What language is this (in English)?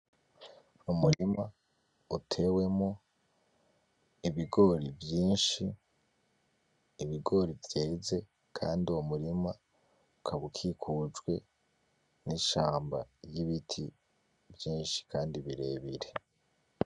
Rundi